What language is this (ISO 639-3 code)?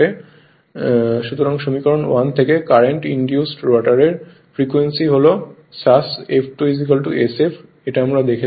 ben